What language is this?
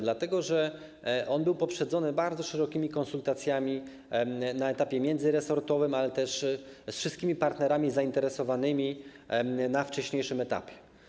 Polish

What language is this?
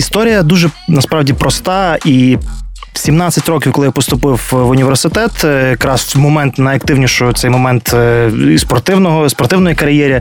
Ukrainian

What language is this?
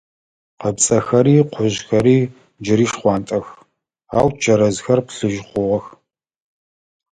Adyghe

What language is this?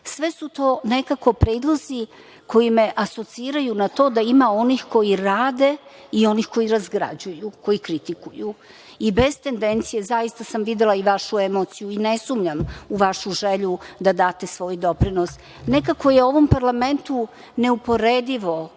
Serbian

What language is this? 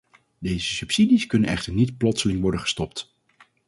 Dutch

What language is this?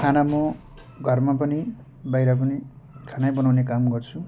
Nepali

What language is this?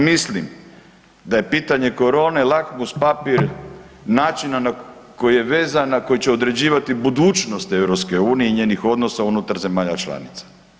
Croatian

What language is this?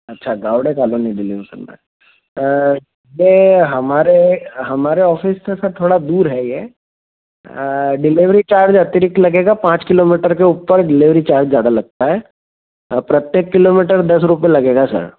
Hindi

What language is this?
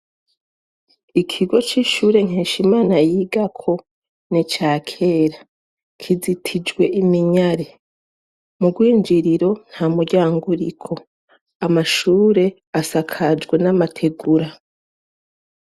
Rundi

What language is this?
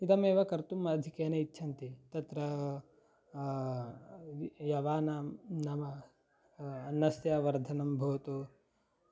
Sanskrit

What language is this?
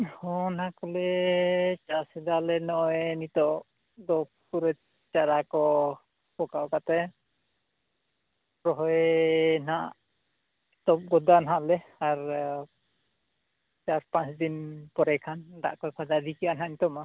Santali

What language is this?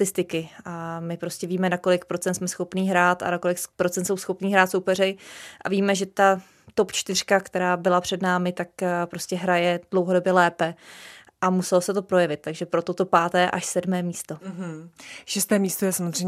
Czech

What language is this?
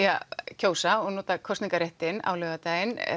Icelandic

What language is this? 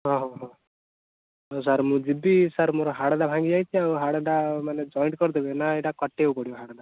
Odia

